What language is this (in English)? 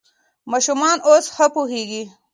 Pashto